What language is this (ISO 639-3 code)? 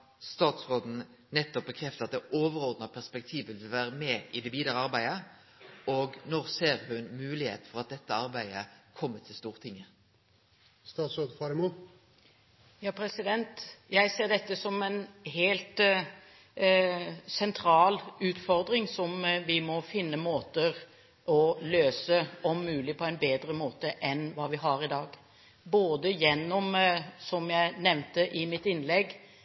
nor